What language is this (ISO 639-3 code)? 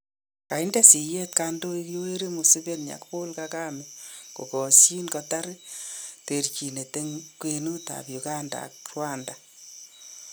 kln